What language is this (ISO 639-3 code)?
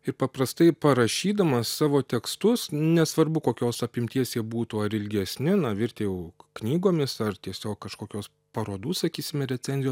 lit